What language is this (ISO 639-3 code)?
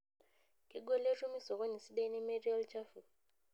mas